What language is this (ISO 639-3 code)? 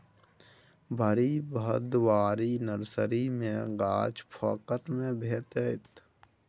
mai